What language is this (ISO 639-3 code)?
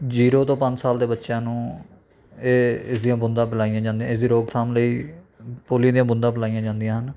pan